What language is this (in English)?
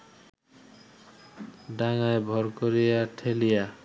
Bangla